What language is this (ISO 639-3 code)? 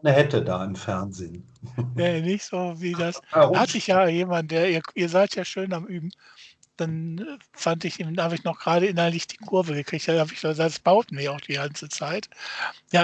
deu